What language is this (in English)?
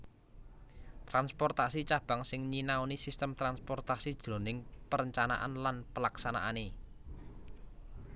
Javanese